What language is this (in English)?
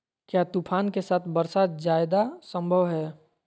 Magahi